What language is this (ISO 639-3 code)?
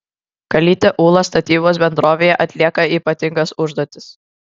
lit